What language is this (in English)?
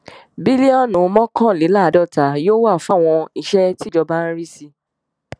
Yoruba